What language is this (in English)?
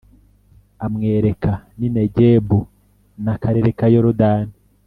Kinyarwanda